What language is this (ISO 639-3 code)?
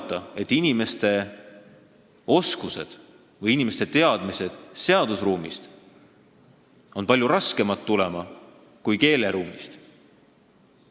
est